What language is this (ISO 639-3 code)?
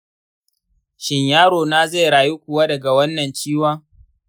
hau